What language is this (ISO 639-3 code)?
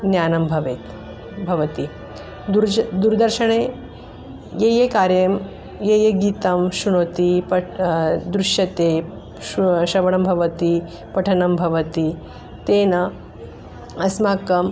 san